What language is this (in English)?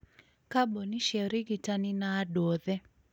Kikuyu